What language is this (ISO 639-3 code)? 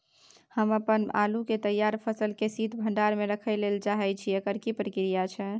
mai